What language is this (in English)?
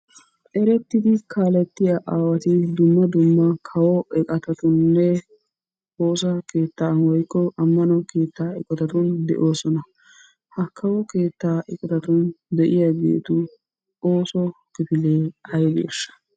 Wolaytta